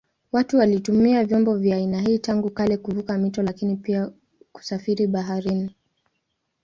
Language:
Swahili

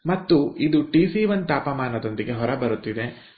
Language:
Kannada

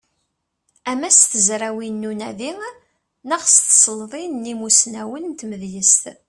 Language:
Kabyle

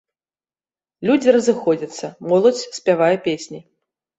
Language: Belarusian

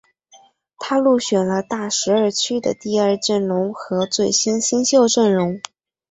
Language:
Chinese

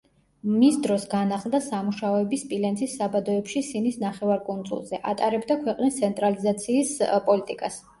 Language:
Georgian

